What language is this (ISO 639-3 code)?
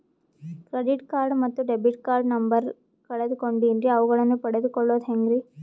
kan